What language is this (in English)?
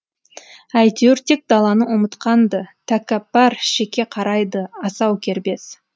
Kazakh